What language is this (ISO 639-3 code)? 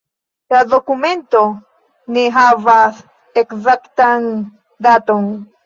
epo